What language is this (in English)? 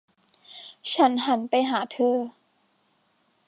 Thai